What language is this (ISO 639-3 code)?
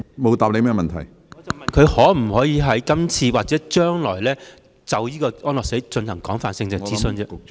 yue